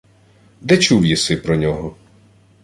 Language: Ukrainian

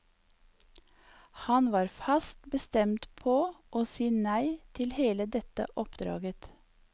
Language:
Norwegian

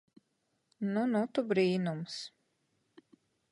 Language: Latvian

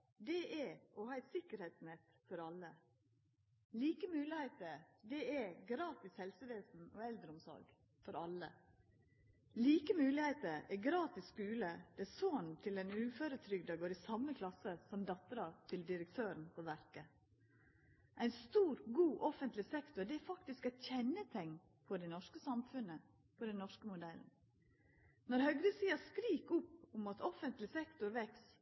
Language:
Norwegian Nynorsk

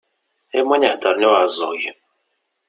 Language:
Kabyle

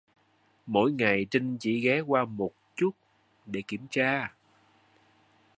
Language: Vietnamese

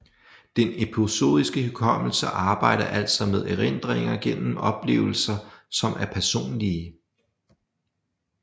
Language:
Danish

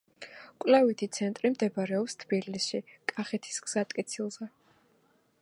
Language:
Georgian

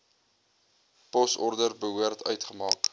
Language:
Afrikaans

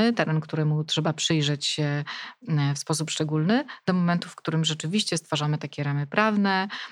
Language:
Polish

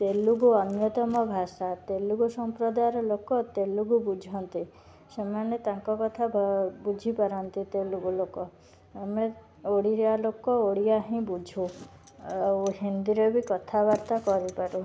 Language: Odia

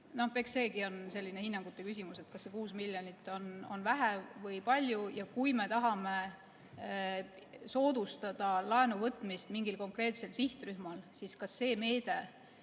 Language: Estonian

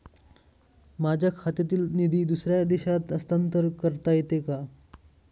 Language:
Marathi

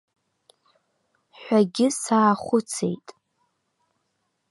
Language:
Abkhazian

